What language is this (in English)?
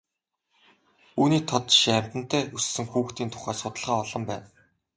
Mongolian